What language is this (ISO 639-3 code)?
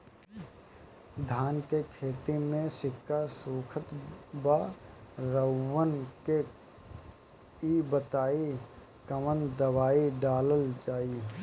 bho